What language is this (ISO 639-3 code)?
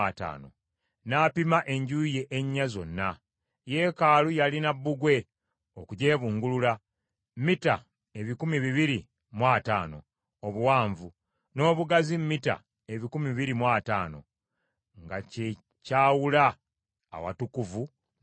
lug